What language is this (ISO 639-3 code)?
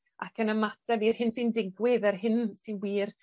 cym